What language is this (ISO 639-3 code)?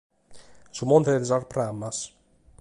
srd